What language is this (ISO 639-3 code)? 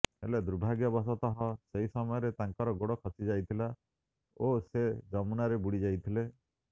ori